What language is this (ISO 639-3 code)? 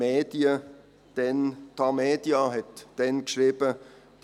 gsw